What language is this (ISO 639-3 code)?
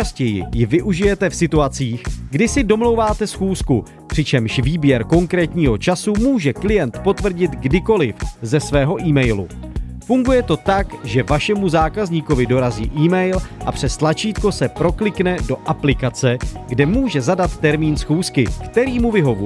ces